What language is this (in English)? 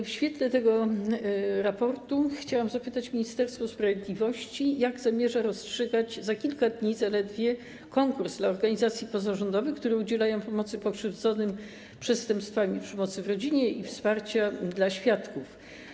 Polish